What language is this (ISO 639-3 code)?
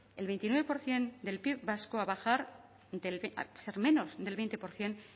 spa